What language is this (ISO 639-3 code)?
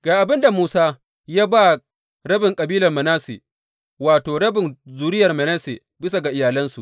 hau